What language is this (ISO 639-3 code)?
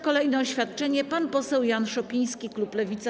pol